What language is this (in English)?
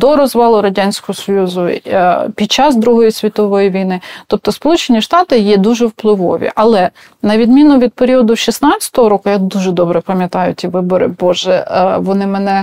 Ukrainian